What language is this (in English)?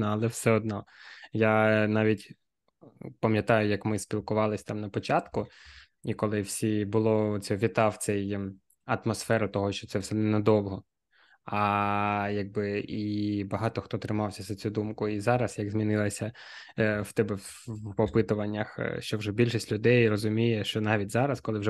Ukrainian